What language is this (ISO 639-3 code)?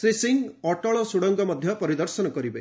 ori